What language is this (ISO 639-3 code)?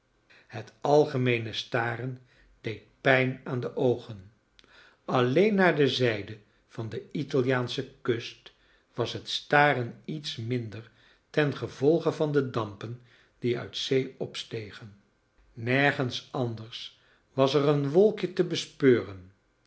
nld